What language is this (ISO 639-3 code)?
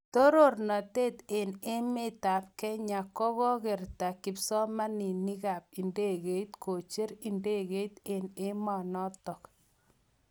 kln